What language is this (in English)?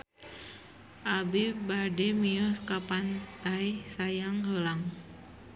Sundanese